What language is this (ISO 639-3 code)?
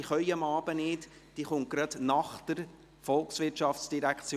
gsw